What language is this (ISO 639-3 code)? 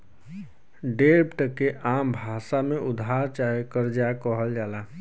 bho